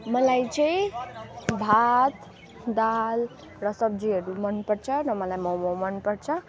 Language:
Nepali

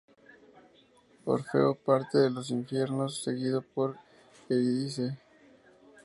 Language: Spanish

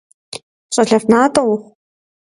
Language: Kabardian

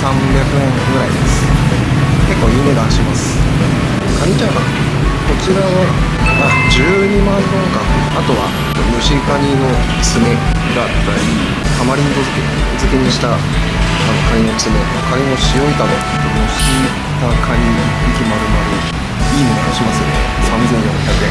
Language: Japanese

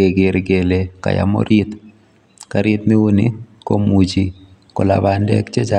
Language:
Kalenjin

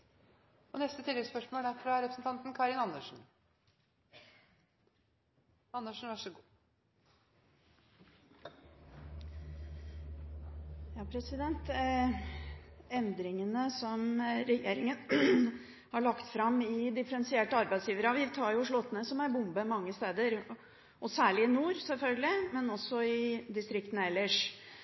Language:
Norwegian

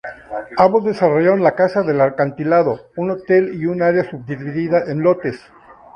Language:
Spanish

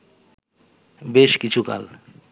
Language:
Bangla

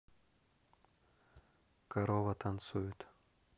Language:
Russian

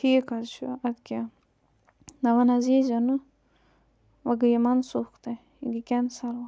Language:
Kashmiri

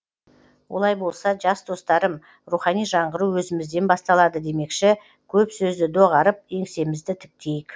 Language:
Kazakh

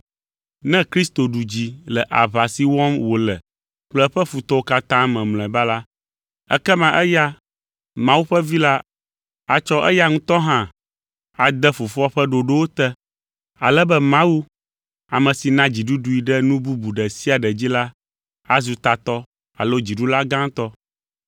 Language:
Ewe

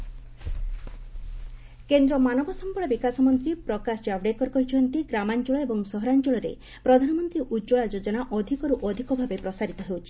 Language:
Odia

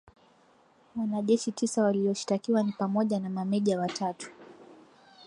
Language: Swahili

